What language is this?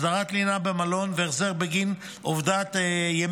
Hebrew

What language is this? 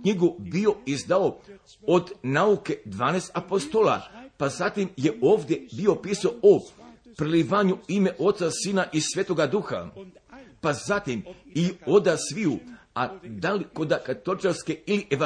Croatian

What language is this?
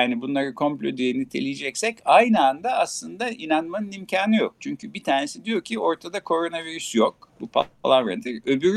Turkish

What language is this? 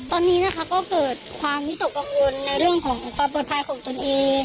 Thai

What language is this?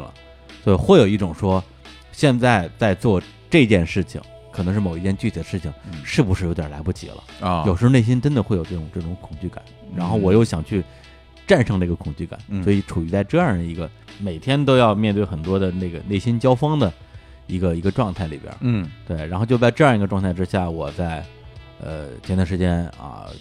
Chinese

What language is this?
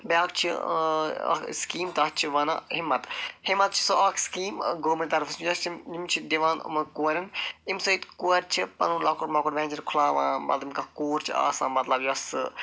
Kashmiri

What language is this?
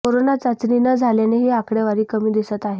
Marathi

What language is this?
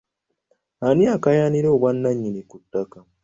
Ganda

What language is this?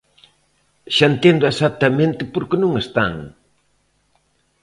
Galician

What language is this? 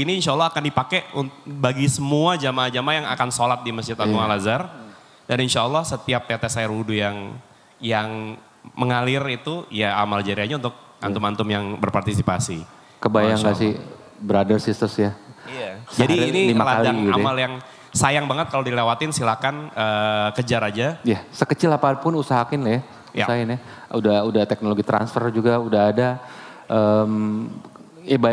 Indonesian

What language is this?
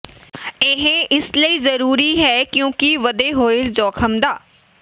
Punjabi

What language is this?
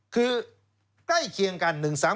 Thai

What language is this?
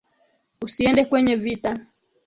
Swahili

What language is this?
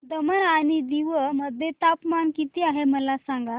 Marathi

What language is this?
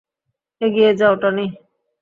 Bangla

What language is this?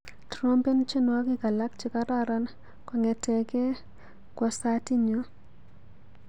Kalenjin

